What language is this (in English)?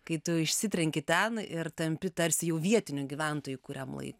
Lithuanian